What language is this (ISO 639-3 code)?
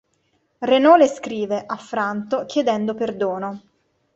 ita